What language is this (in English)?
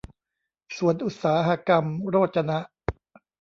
Thai